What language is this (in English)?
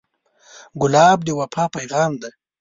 Pashto